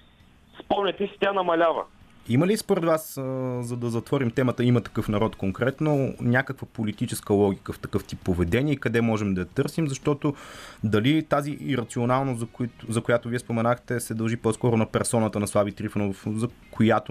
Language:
Bulgarian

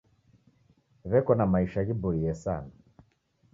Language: Taita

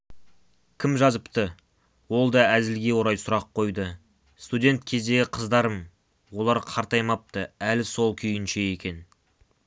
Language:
Kazakh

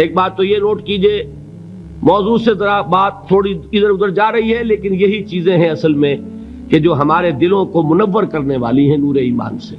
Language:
Urdu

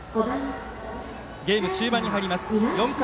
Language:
Japanese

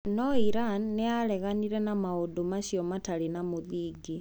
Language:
Kikuyu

